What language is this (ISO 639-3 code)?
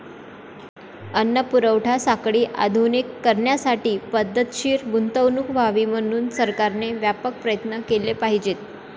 mar